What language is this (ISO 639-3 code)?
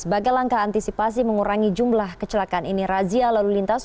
ind